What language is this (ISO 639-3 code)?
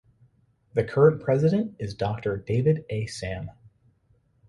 eng